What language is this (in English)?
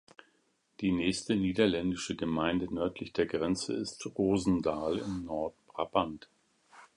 German